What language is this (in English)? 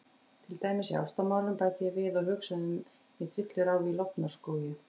Icelandic